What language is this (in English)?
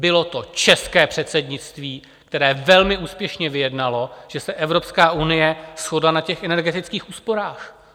Czech